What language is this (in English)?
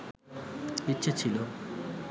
Bangla